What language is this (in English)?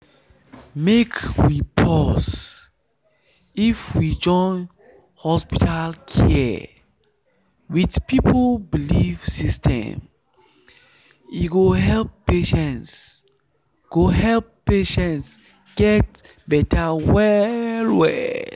Nigerian Pidgin